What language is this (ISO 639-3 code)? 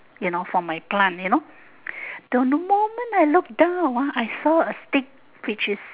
eng